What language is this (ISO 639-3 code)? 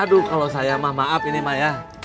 ind